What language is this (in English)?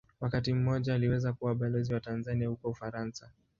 Swahili